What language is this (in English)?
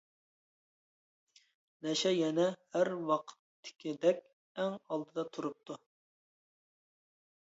Uyghur